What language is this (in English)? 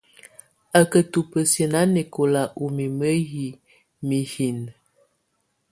Tunen